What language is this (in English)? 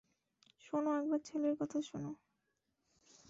Bangla